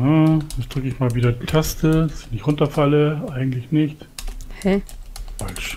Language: German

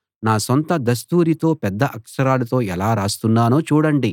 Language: Telugu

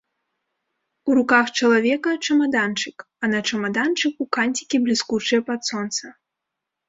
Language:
Belarusian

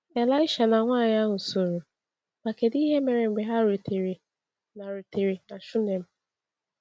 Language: Igbo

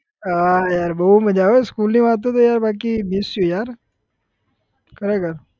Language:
Gujarati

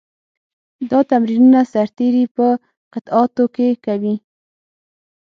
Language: Pashto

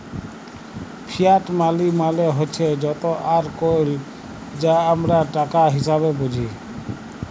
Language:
Bangla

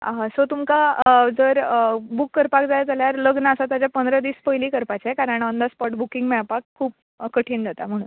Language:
Konkani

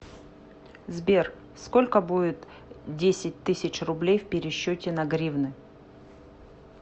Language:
Russian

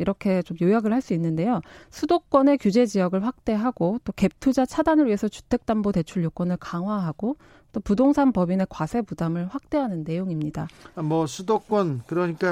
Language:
Korean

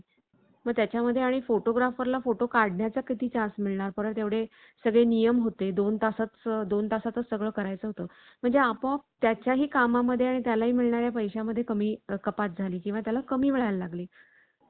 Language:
Marathi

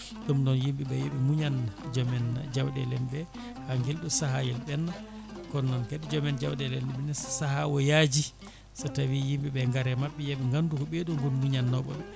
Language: Fula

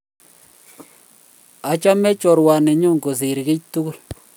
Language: Kalenjin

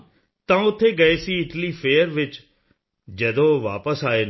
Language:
Punjabi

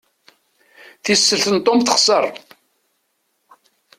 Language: Kabyle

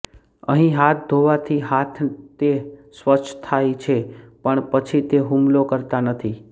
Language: Gujarati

